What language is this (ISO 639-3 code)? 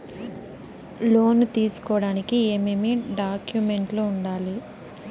tel